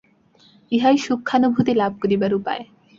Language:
Bangla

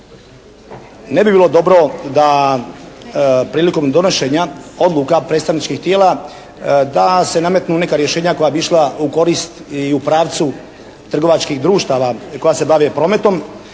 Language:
Croatian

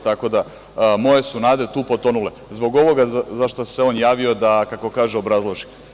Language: Serbian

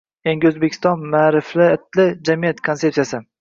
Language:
Uzbek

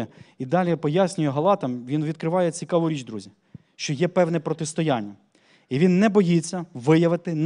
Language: Ukrainian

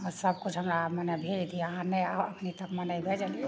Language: Maithili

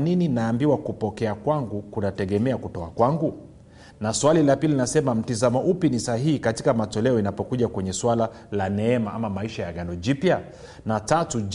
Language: Swahili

